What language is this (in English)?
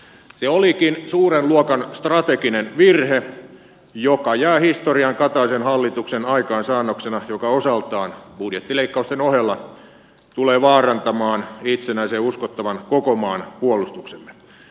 Finnish